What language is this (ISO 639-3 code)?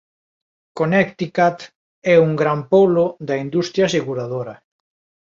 glg